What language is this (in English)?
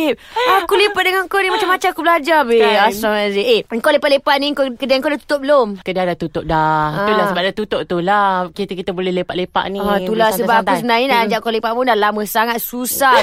Malay